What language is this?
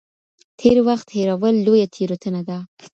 Pashto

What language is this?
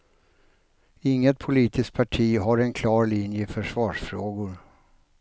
Swedish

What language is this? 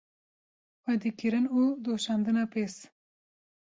Kurdish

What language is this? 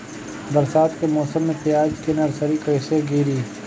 Bhojpuri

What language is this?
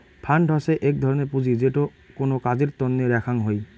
Bangla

